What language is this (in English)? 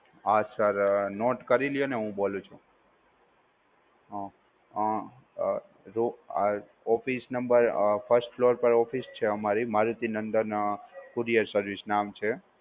Gujarati